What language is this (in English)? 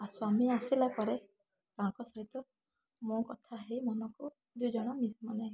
Odia